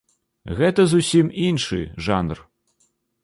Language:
Belarusian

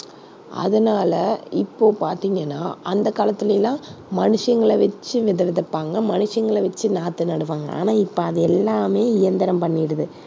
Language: Tamil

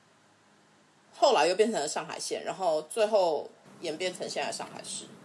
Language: Chinese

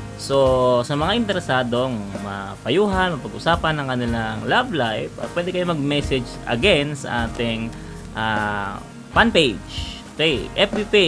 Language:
Filipino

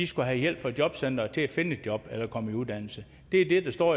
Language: Danish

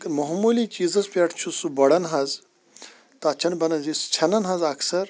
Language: Kashmiri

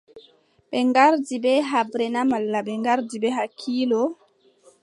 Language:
Adamawa Fulfulde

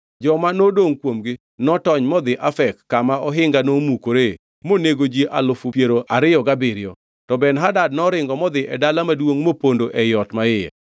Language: Luo (Kenya and Tanzania)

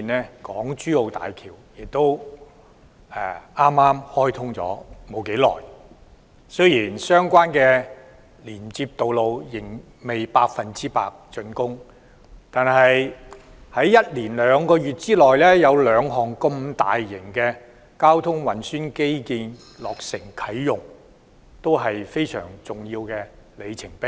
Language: Cantonese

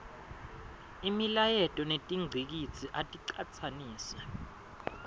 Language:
Swati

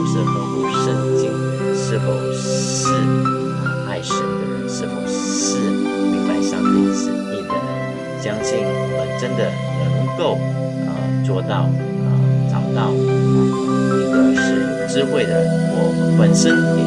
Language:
Chinese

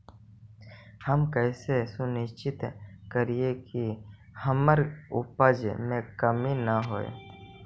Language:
Magahi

